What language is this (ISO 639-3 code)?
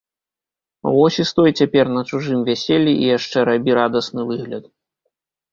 bel